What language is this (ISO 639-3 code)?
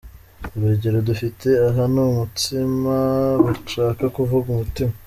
kin